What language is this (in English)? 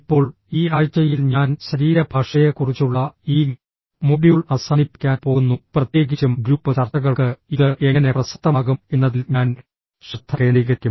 Malayalam